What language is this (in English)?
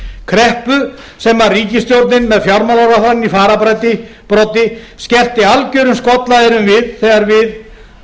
Icelandic